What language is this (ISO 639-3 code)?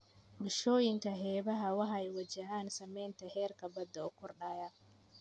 som